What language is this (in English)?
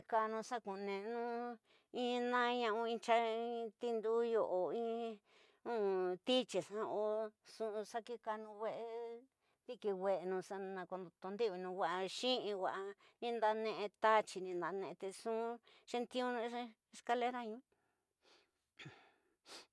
Tidaá Mixtec